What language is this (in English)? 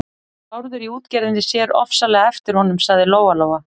Icelandic